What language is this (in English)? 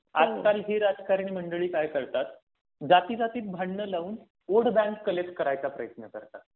Marathi